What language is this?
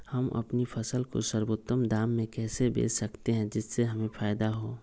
Magahi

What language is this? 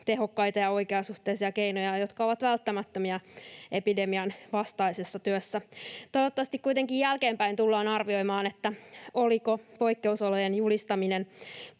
Finnish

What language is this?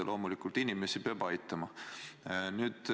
Estonian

